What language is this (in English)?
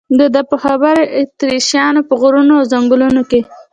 Pashto